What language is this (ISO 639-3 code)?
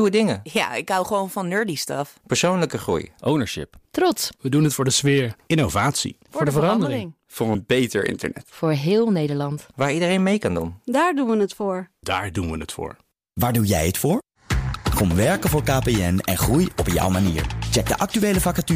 nld